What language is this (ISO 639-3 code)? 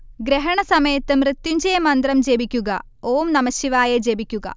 mal